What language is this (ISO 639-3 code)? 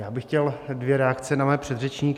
ces